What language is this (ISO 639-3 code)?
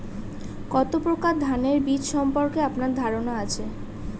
ben